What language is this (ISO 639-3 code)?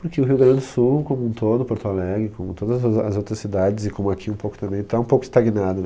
por